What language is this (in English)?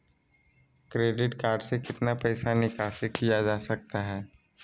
Magahi